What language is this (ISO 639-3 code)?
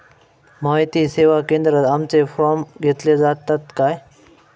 mar